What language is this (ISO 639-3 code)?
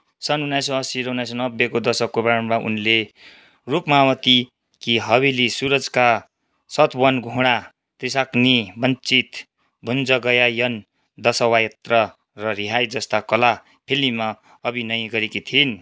nep